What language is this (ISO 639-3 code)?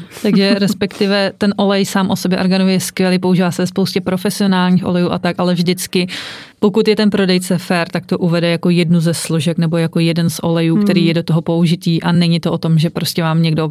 ces